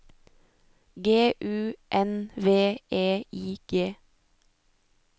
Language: Norwegian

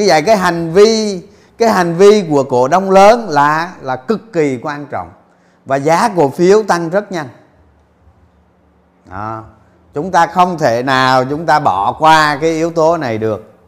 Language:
Vietnamese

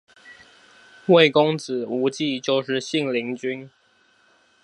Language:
Chinese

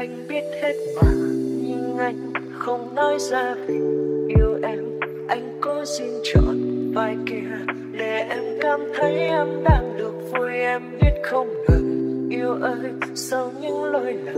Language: Vietnamese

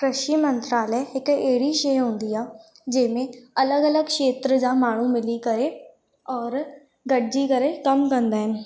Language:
Sindhi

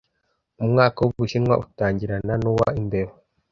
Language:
Kinyarwanda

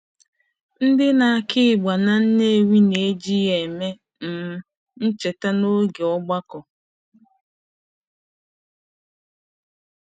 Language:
Igbo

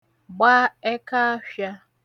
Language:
Igbo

